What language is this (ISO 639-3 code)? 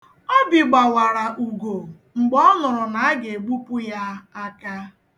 ibo